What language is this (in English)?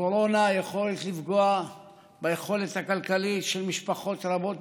Hebrew